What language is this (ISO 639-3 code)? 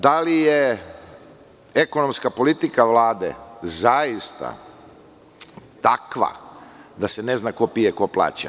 srp